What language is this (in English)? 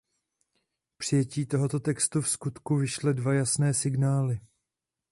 Czech